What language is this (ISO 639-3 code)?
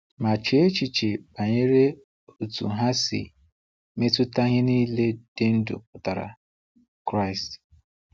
ibo